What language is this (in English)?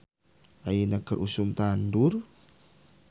Sundanese